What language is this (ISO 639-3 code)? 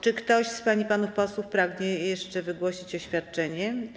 pol